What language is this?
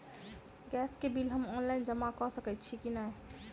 Maithili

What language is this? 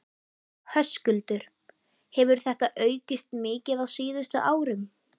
Icelandic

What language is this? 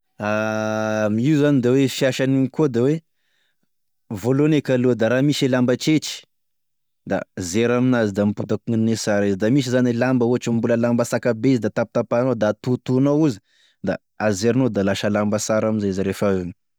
Tesaka Malagasy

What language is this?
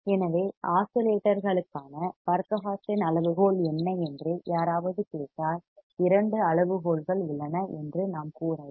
Tamil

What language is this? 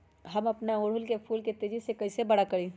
Magahi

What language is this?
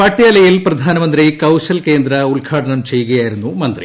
Malayalam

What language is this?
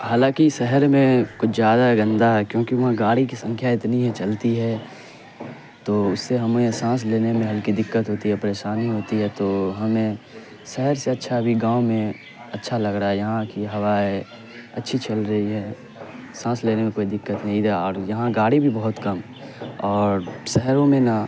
Urdu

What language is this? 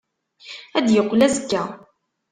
Kabyle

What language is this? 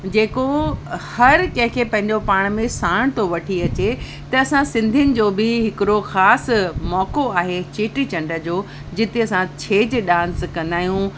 Sindhi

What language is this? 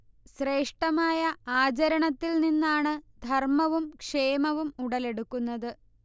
Malayalam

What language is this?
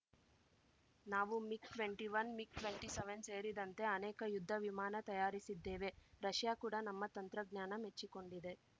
Kannada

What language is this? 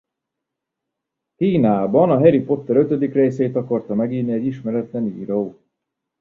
Hungarian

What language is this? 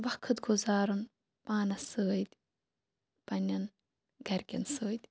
Kashmiri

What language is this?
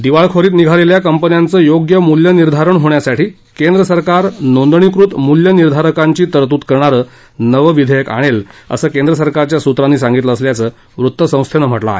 Marathi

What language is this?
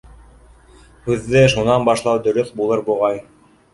Bashkir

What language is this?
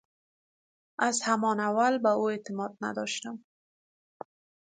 Persian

